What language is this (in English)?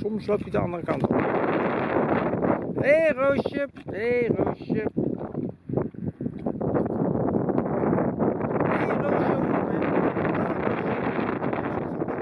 Dutch